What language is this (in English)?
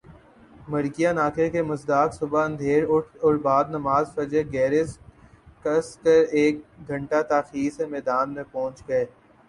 Urdu